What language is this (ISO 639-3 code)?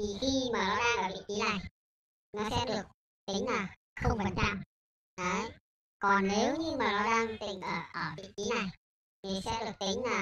vie